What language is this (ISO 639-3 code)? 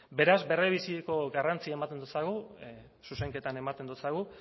eus